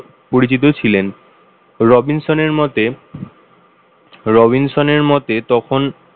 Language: Bangla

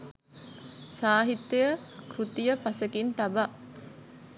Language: Sinhala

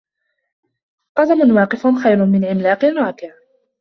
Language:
Arabic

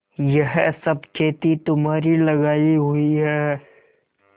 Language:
Hindi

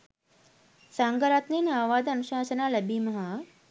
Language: Sinhala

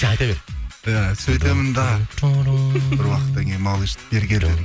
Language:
Kazakh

